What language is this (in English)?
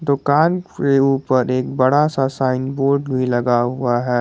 Hindi